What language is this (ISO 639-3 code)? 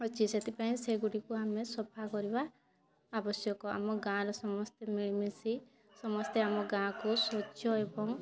ori